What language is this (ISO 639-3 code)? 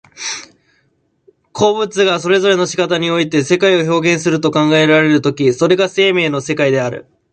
jpn